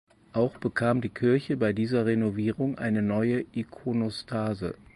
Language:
German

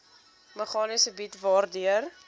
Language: Afrikaans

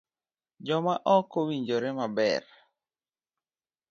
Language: Luo (Kenya and Tanzania)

